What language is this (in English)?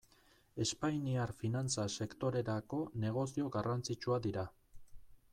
Basque